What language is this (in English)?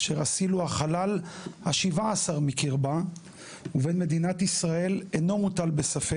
Hebrew